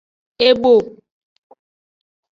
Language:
Aja (Benin)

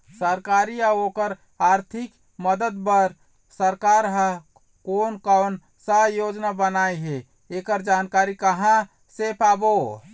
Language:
Chhattisgarhi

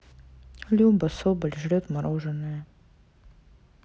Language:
Russian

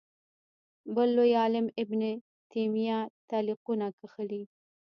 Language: Pashto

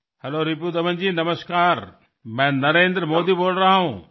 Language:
Marathi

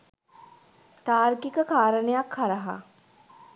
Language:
Sinhala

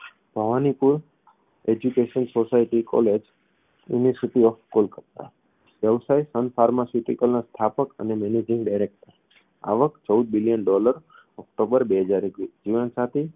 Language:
Gujarati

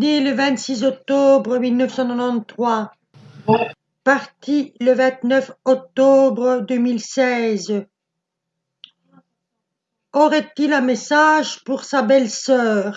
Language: French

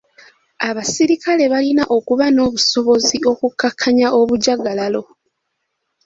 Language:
Ganda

